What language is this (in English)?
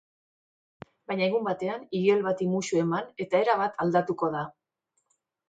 Basque